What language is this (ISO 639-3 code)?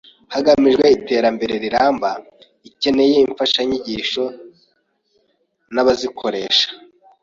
kin